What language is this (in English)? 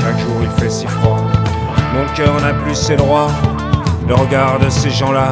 French